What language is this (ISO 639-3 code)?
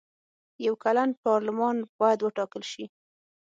pus